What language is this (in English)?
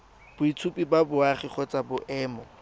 Tswana